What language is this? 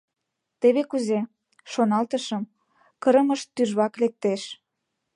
Mari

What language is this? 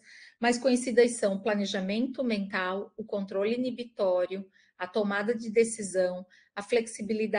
Portuguese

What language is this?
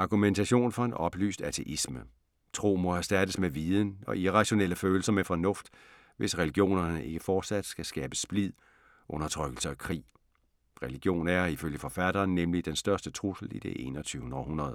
Danish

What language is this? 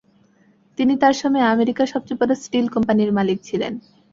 Bangla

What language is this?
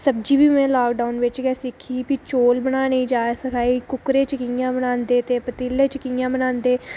Dogri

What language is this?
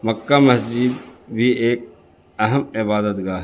Urdu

